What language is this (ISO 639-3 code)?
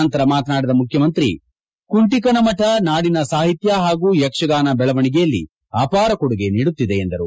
kan